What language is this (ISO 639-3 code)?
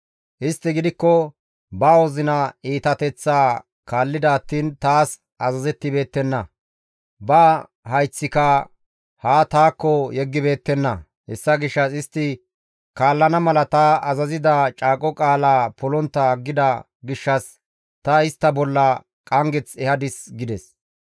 gmv